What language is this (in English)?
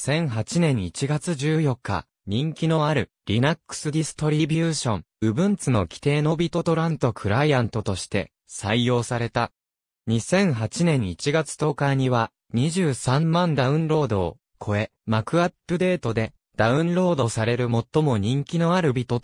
Japanese